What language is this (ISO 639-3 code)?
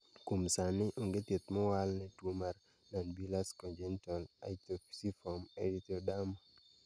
luo